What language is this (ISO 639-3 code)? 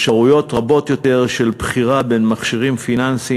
heb